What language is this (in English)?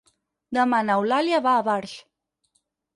Catalan